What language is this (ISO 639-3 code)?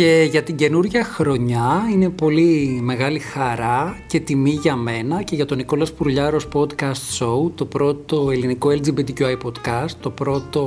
ell